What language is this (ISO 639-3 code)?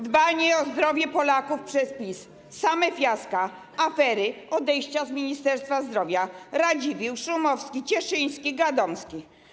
pol